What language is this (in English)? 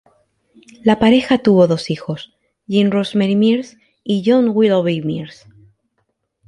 Spanish